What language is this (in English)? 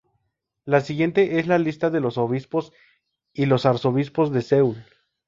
Spanish